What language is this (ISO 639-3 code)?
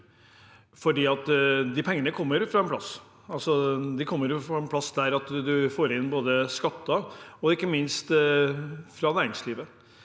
nor